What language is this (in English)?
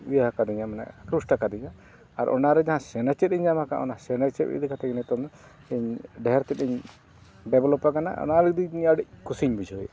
Santali